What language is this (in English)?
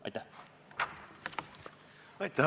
Estonian